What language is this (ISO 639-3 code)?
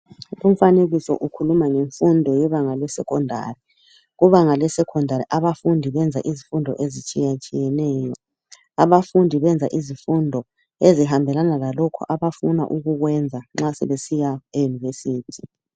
nde